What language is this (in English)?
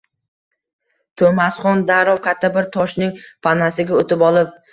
Uzbek